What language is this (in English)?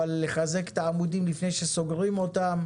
Hebrew